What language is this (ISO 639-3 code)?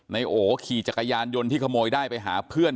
tha